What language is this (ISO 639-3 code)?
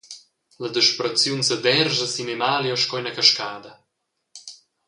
roh